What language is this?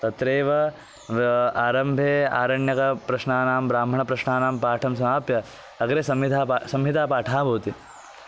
Sanskrit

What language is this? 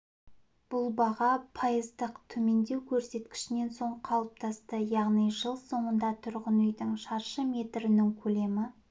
Kazakh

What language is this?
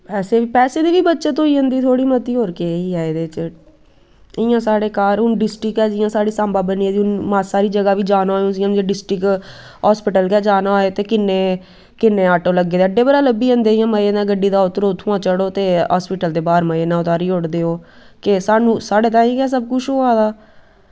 Dogri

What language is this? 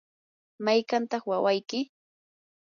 Yanahuanca Pasco Quechua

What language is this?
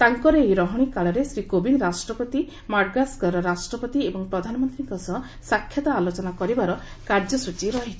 Odia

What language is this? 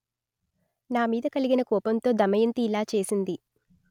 Telugu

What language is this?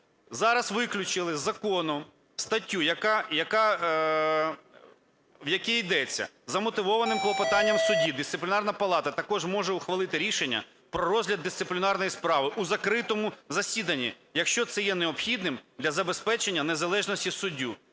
Ukrainian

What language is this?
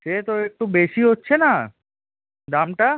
Bangla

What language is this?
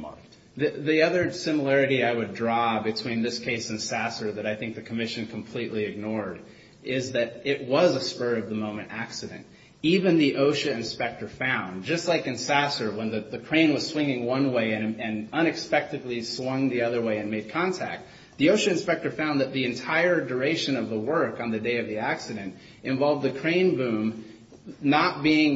English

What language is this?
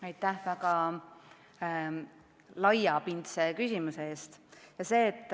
Estonian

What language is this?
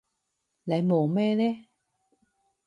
Cantonese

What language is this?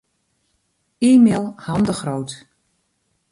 Western Frisian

